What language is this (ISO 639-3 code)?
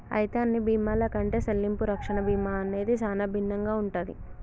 tel